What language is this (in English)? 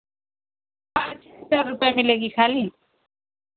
Hindi